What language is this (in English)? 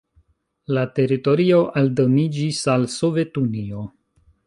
Esperanto